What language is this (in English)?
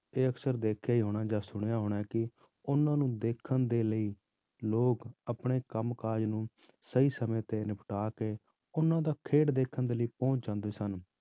Punjabi